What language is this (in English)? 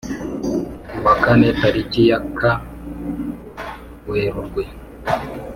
Kinyarwanda